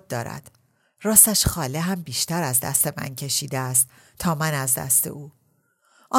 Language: Persian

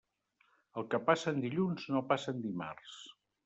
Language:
Catalan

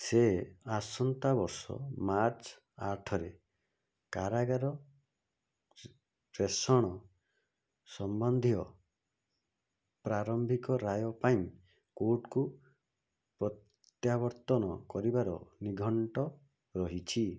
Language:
Odia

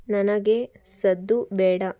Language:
Kannada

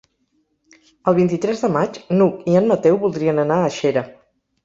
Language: Catalan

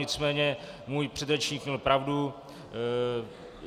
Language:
Czech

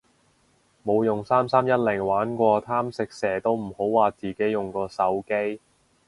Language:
Cantonese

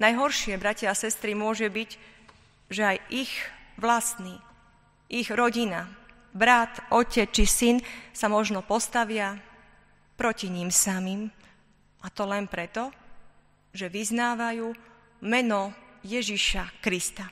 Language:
Slovak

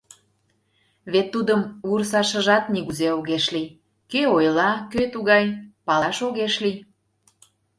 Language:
Mari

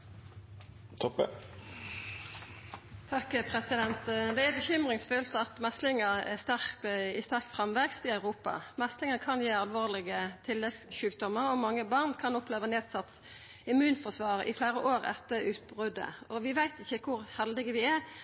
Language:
Norwegian Nynorsk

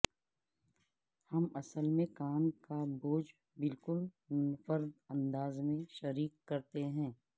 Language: Urdu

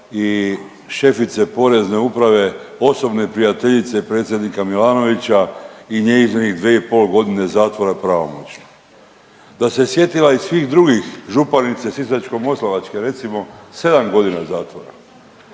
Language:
Croatian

